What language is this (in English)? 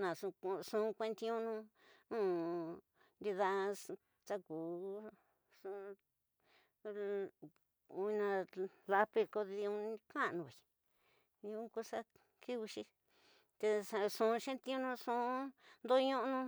Tidaá Mixtec